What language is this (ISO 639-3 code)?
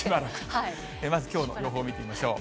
jpn